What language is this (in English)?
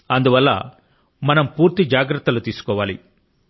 Telugu